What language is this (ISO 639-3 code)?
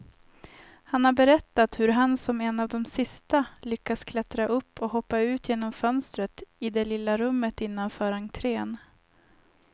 swe